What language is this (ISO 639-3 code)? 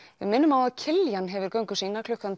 isl